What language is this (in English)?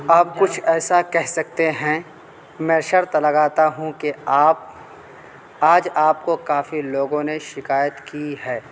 Urdu